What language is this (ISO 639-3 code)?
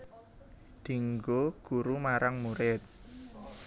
jav